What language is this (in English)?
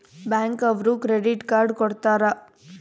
Kannada